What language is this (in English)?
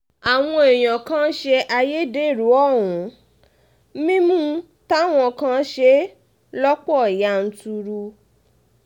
Yoruba